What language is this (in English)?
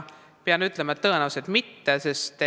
Estonian